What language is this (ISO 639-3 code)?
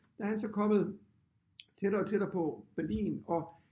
dan